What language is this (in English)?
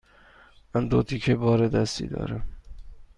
Persian